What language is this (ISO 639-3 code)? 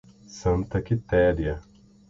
por